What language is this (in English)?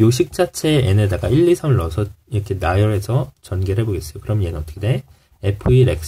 Korean